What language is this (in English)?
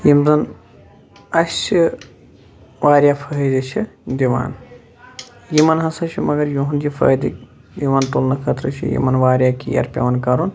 Kashmiri